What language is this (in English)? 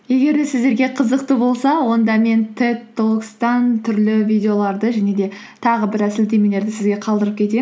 Kazakh